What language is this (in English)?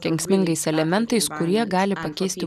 Lithuanian